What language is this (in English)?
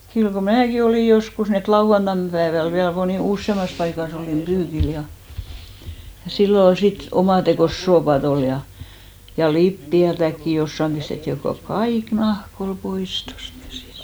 Finnish